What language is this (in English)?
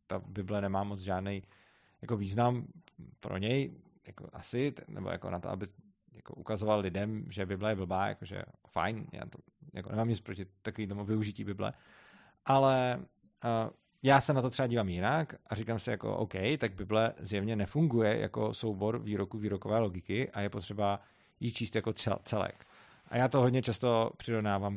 Czech